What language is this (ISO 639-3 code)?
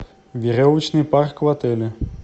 rus